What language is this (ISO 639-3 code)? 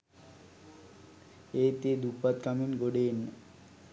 sin